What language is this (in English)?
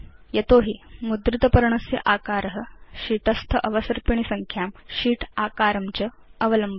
Sanskrit